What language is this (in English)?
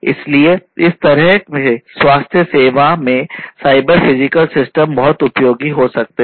Hindi